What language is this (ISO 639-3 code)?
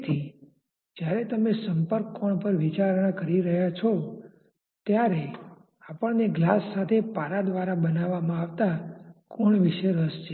guj